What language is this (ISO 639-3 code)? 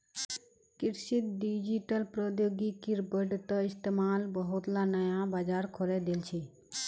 mag